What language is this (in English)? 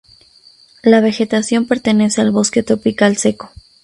Spanish